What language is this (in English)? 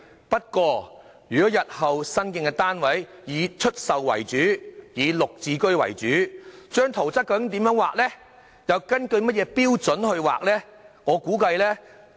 Cantonese